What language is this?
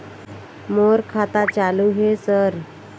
Chhattisgarhi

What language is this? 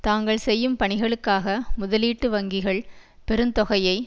Tamil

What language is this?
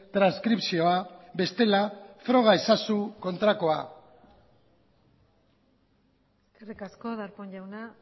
Basque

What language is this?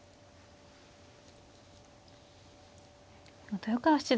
Japanese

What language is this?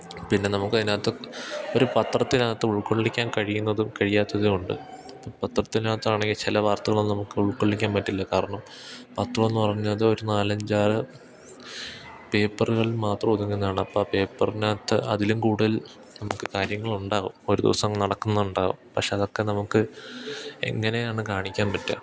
Malayalam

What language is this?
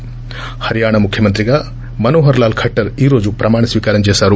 Telugu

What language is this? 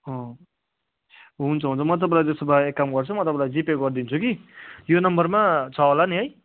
Nepali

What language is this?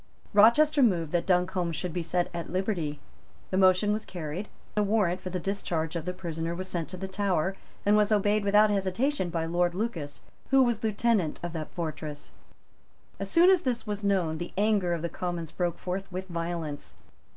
English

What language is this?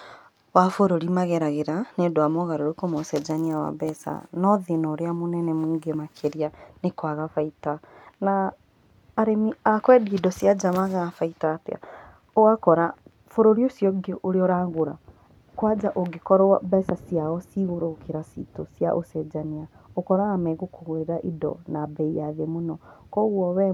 Kikuyu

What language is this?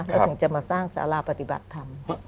Thai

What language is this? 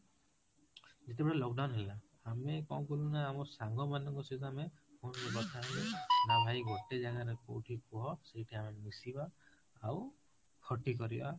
Odia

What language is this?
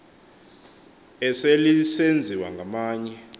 Xhosa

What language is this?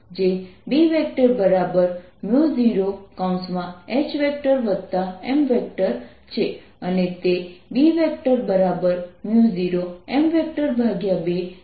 Gujarati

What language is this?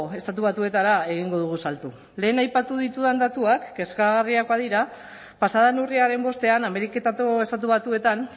Basque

